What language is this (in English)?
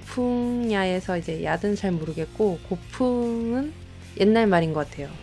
Korean